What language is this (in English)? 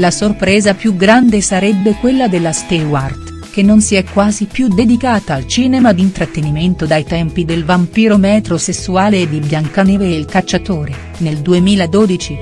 Italian